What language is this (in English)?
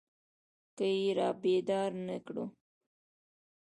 Pashto